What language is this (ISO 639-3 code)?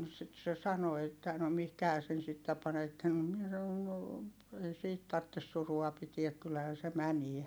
fin